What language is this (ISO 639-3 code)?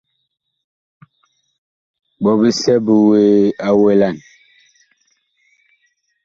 bkh